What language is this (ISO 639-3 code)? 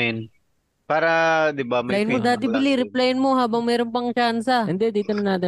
fil